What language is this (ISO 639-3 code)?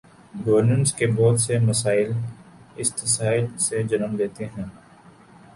urd